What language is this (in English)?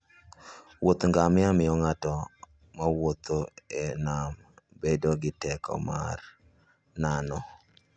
Luo (Kenya and Tanzania)